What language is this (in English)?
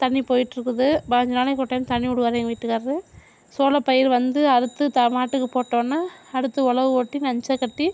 Tamil